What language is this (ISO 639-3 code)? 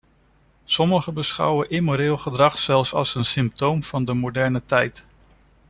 nld